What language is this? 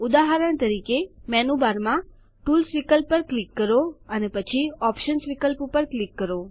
Gujarati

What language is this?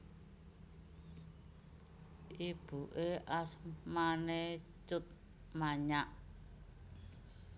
Javanese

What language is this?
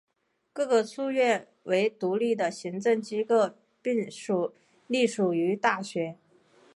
Chinese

